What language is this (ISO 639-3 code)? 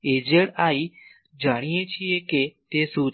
guj